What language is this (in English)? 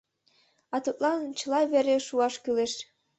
Mari